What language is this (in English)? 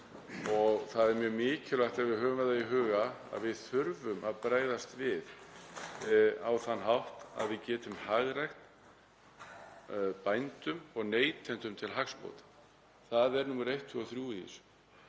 Icelandic